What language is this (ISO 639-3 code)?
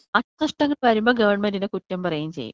mal